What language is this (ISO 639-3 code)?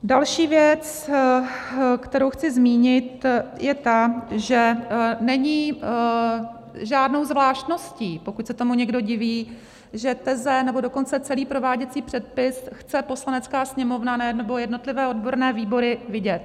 ces